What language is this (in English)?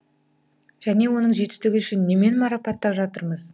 Kazakh